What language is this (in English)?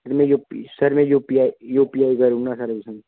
Dogri